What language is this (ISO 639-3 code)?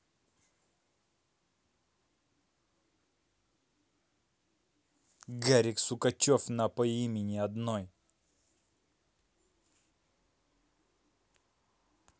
rus